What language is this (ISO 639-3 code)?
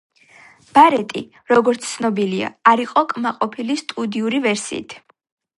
kat